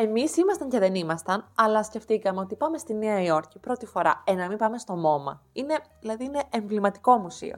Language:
Greek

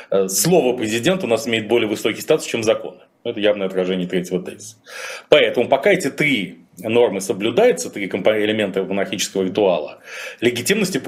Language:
Russian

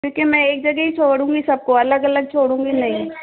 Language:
Hindi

